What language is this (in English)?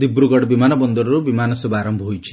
Odia